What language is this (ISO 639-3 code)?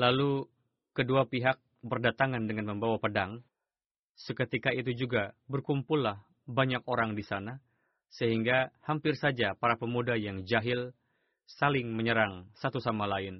ind